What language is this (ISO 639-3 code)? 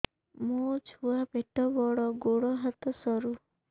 ori